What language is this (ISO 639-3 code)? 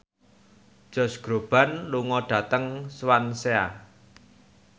jav